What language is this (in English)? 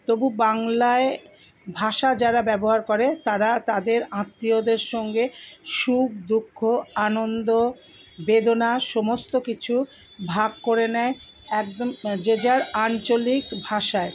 Bangla